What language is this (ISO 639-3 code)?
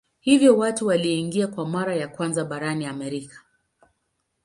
swa